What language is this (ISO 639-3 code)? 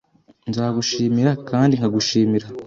kin